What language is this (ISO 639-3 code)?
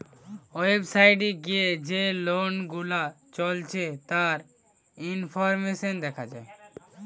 ben